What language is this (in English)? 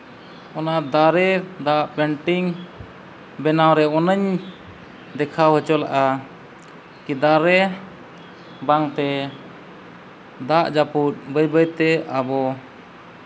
Santali